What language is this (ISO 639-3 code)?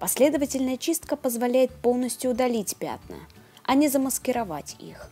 rus